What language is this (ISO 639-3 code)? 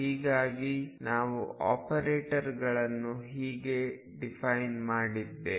kan